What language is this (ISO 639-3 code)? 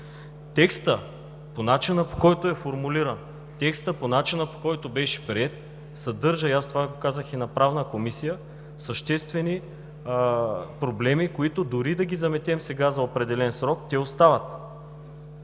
bul